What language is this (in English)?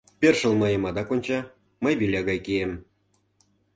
Mari